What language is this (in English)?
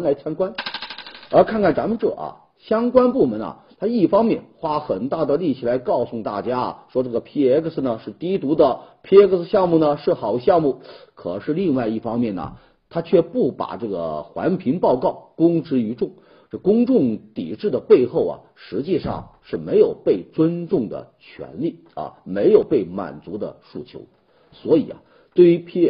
Chinese